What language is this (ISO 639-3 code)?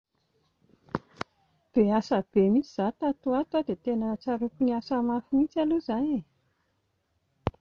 mlg